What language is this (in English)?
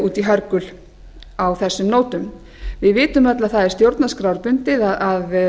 Icelandic